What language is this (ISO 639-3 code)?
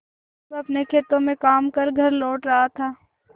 hin